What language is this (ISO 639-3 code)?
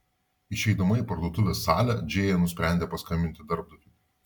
lit